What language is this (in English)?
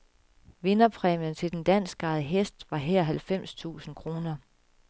Danish